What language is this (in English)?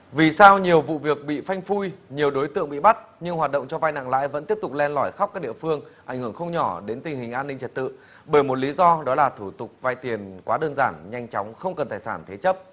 Vietnamese